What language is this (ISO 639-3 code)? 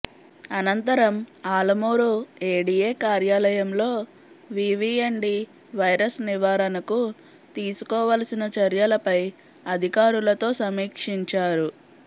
tel